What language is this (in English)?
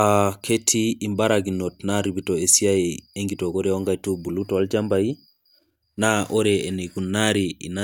Masai